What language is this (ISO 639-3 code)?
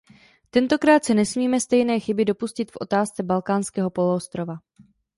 ces